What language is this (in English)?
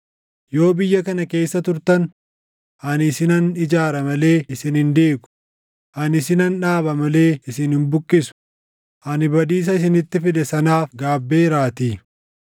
Oromo